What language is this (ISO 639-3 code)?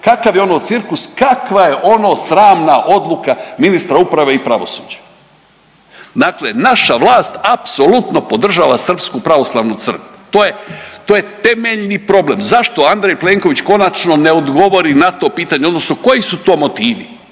hrv